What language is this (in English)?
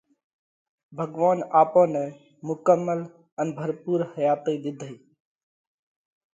Parkari Koli